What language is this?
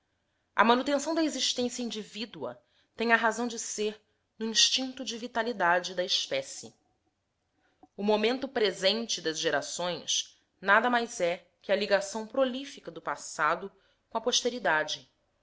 Portuguese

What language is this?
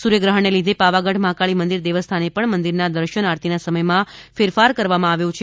Gujarati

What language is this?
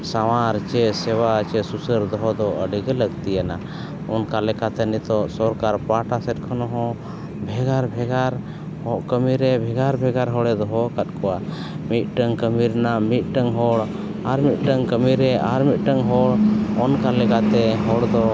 Santali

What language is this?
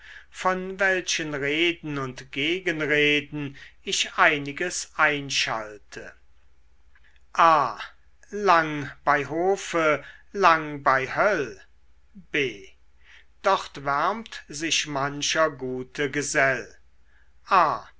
German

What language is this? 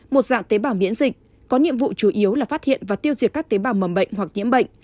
Vietnamese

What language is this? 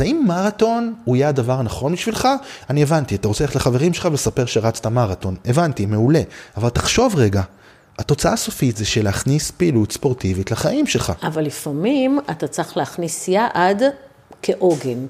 Hebrew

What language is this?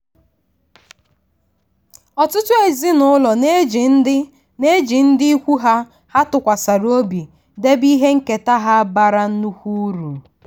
Igbo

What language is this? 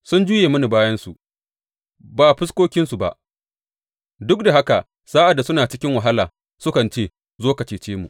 Hausa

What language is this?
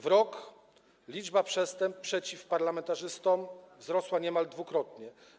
Polish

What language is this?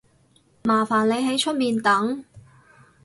Cantonese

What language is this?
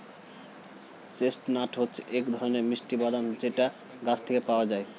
Bangla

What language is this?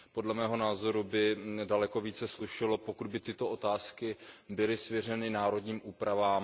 Czech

